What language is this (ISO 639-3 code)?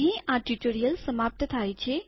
guj